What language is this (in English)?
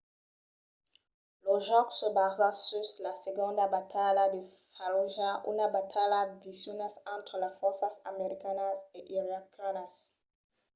Occitan